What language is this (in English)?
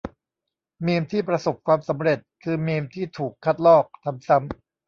Thai